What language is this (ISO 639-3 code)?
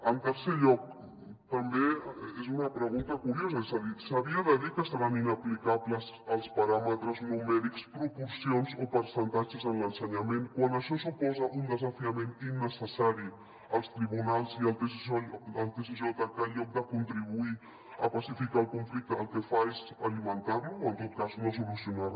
cat